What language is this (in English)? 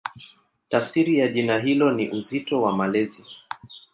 Swahili